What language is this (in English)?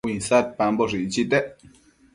Matsés